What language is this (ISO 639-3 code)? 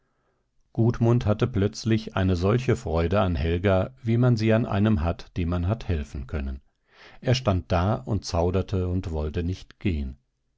deu